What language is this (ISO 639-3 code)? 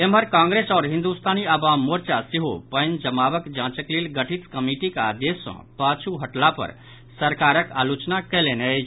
mai